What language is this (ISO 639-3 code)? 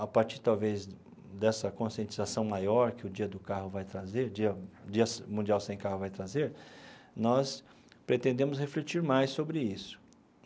por